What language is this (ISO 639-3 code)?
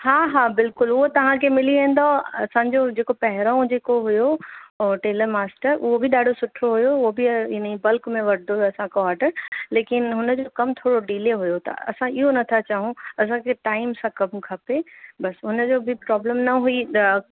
snd